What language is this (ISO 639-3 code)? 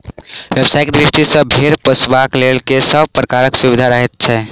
mai